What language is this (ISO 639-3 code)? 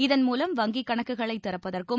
tam